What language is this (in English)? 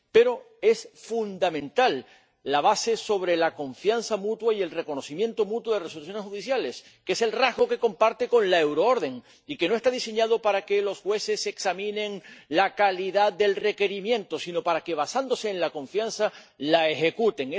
Spanish